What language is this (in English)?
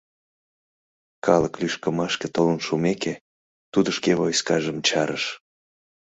Mari